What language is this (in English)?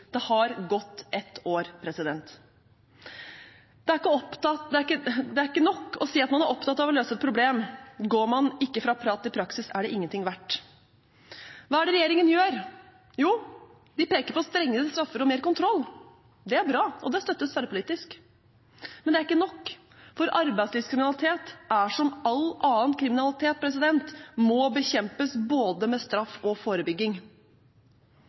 Norwegian Bokmål